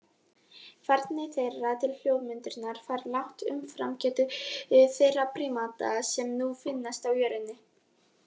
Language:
Icelandic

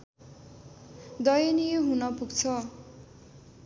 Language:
Nepali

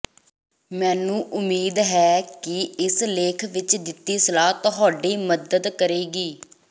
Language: Punjabi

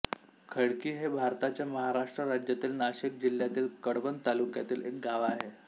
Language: Marathi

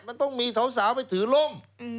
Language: Thai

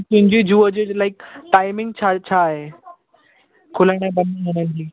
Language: Sindhi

